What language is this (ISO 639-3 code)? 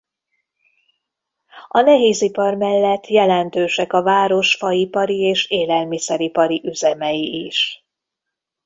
hun